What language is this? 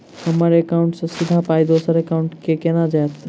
Maithili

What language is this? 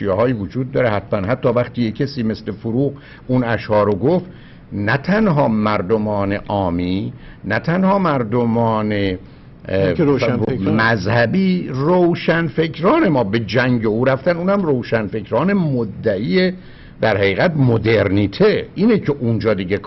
Persian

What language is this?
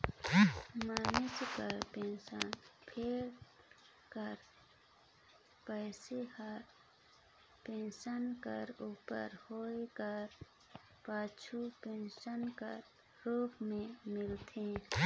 Chhattisgarhi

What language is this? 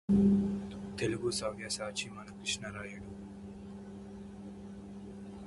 Telugu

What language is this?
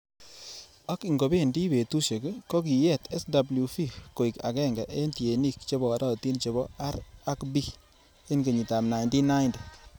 Kalenjin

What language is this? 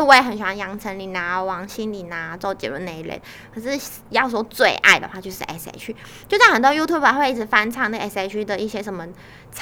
Chinese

